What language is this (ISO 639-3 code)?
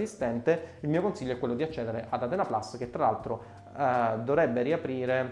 ita